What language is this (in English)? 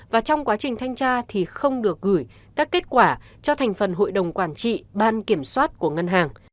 Vietnamese